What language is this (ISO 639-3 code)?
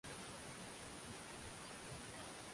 swa